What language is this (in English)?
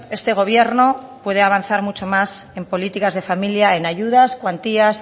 Spanish